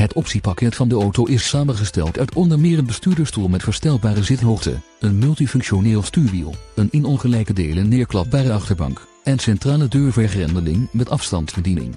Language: Dutch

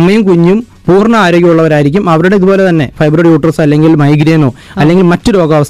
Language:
Malayalam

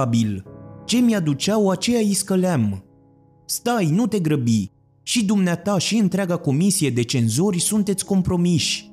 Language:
Romanian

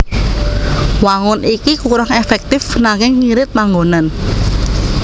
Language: Javanese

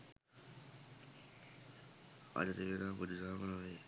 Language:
Sinhala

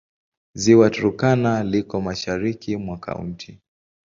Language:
Swahili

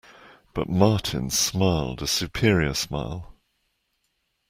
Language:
English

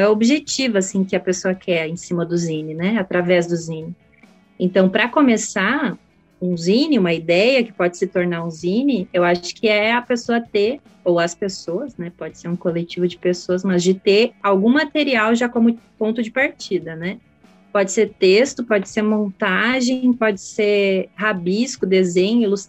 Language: Portuguese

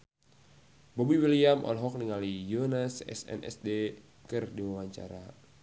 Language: Sundanese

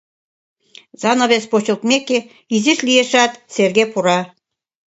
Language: Mari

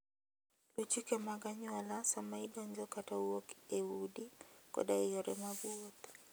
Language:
Luo (Kenya and Tanzania)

